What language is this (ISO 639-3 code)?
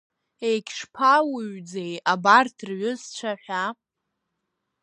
abk